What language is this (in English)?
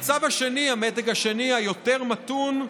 Hebrew